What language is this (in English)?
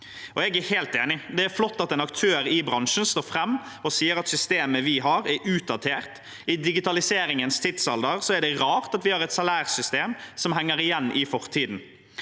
Norwegian